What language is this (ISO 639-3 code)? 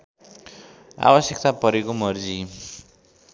nep